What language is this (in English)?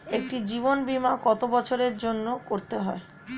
Bangla